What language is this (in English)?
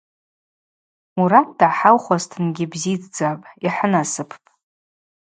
Abaza